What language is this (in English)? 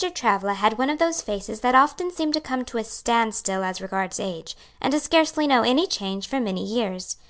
English